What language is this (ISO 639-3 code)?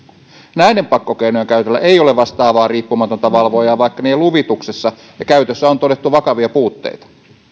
fin